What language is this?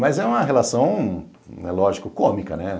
Portuguese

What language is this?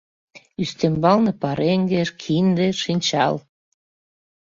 Mari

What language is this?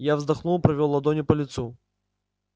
Russian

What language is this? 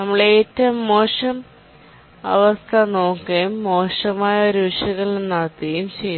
Malayalam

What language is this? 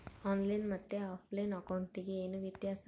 Kannada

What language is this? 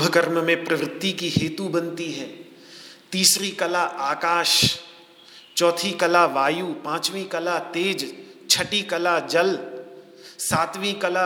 Hindi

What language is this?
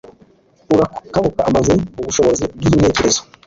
Kinyarwanda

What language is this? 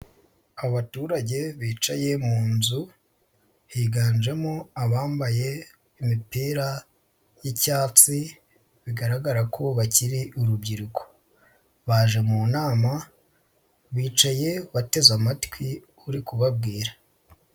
Kinyarwanda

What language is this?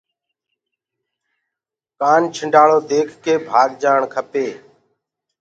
Gurgula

